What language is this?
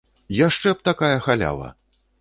Belarusian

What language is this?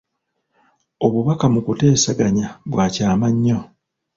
Ganda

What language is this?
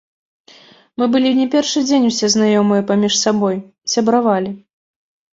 Belarusian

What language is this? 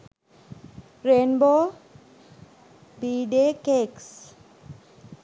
Sinhala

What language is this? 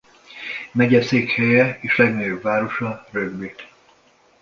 Hungarian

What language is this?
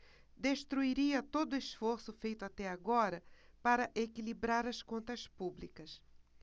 Portuguese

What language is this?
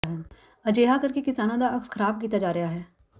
Punjabi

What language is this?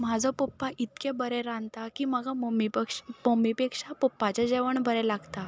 Konkani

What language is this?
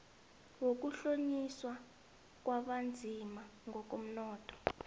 South Ndebele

